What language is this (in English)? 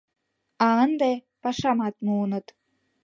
Mari